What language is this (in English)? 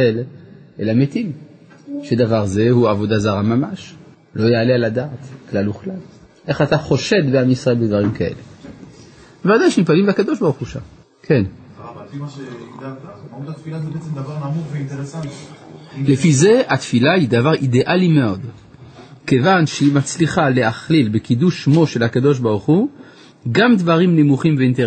Hebrew